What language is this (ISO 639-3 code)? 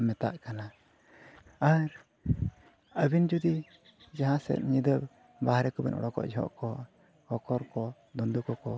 sat